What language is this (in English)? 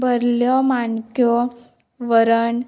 Konkani